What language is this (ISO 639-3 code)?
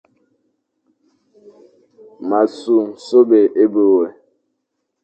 fan